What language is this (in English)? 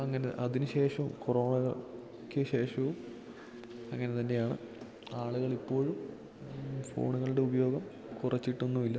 Malayalam